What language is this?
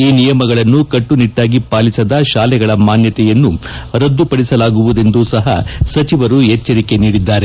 Kannada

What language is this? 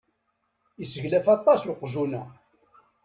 Kabyle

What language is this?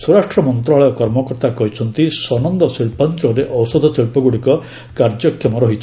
Odia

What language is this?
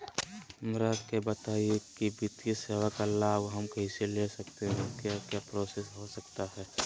Magahi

